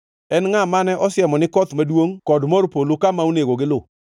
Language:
Luo (Kenya and Tanzania)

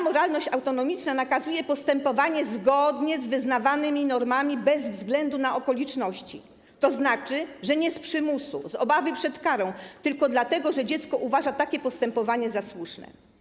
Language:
Polish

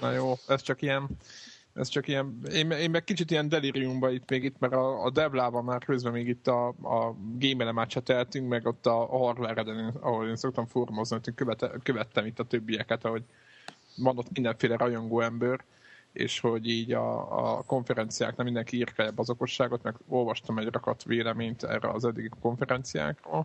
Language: Hungarian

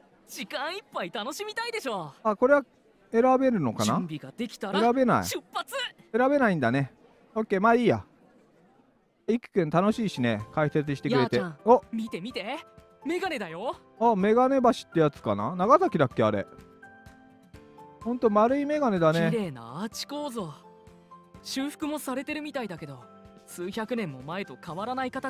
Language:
Japanese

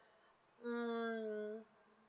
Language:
English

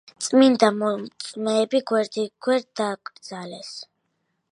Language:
Georgian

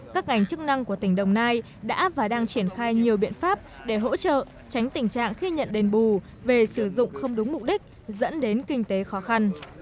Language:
Vietnamese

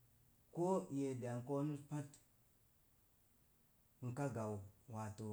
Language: Mom Jango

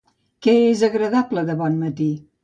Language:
Catalan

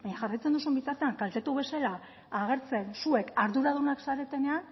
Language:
Basque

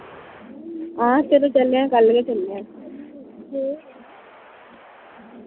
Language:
Dogri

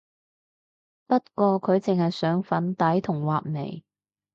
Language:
Cantonese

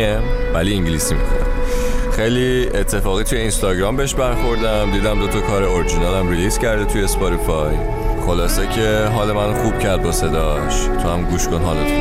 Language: Persian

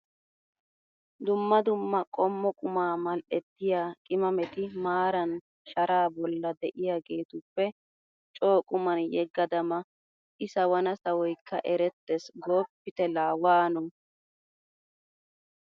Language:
Wolaytta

